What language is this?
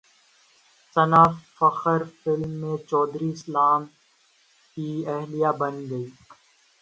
Urdu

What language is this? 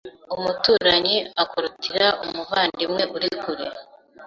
Kinyarwanda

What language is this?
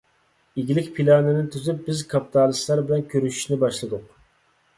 Uyghur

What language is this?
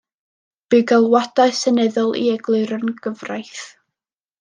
Welsh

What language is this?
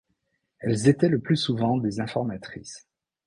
French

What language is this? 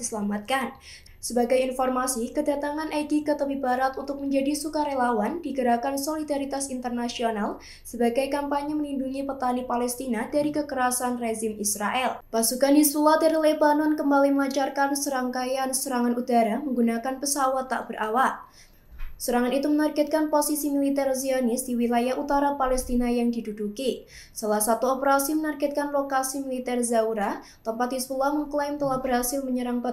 Indonesian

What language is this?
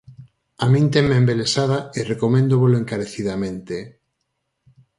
Galician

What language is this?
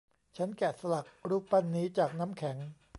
Thai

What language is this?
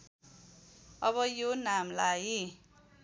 Nepali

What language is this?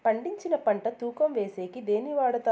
Telugu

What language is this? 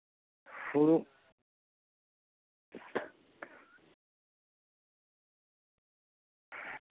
Santali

